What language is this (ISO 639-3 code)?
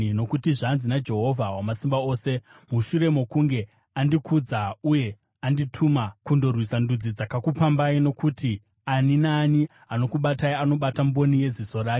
sna